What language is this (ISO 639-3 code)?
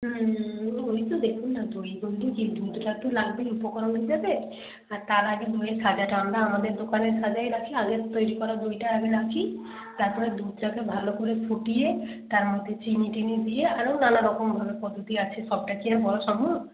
ben